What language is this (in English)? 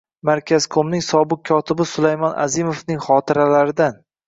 Uzbek